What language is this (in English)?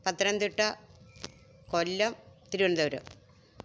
Malayalam